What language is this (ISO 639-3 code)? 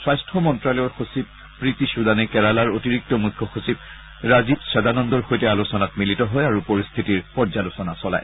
asm